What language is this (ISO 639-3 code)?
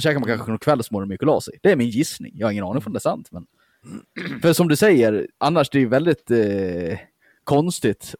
swe